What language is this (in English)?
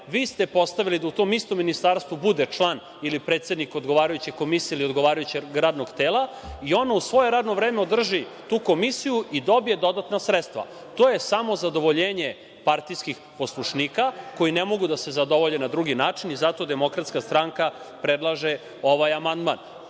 Serbian